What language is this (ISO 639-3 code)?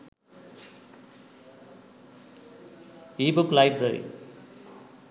sin